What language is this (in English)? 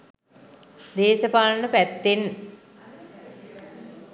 Sinhala